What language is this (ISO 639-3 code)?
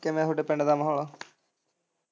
pan